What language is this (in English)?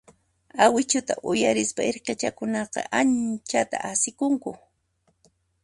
Puno Quechua